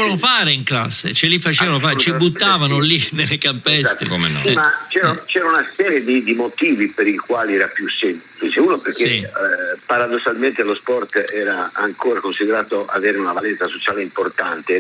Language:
Italian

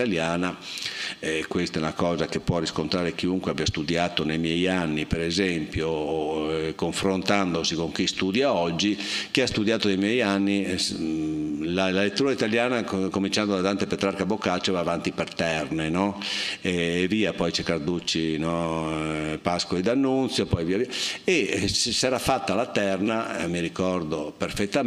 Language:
Italian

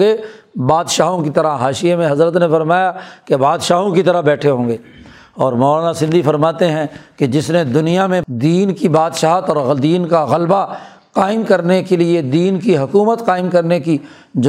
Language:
Urdu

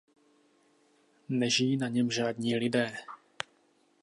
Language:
Czech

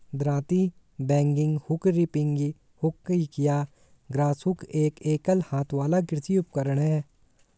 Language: Hindi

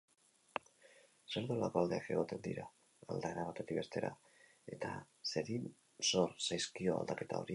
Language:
Basque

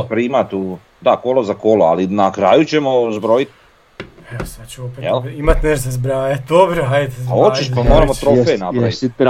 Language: Croatian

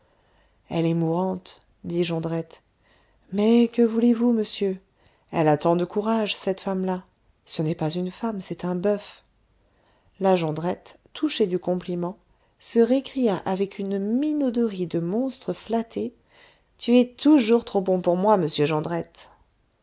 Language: French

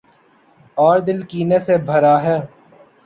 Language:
Urdu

